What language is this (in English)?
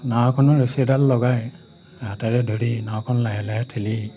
Assamese